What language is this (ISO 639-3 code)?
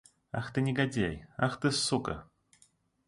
rus